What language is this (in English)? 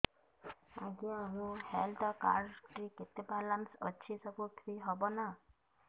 Odia